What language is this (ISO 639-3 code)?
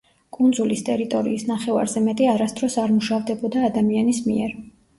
kat